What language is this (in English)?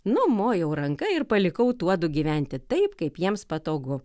Lithuanian